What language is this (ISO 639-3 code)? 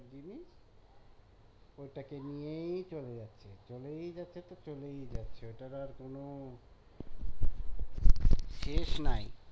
ben